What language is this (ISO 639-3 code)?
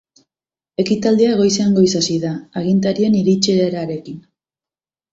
eus